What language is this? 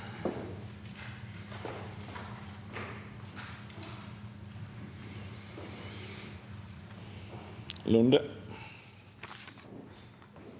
Norwegian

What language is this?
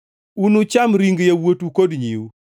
Luo (Kenya and Tanzania)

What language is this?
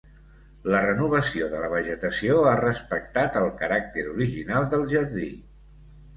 Catalan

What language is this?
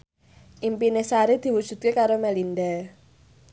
Javanese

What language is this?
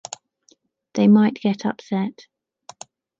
English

